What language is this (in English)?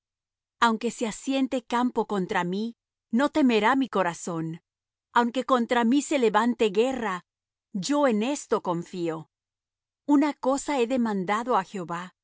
Spanish